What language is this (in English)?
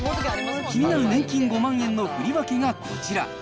Japanese